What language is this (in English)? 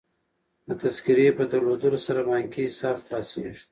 Pashto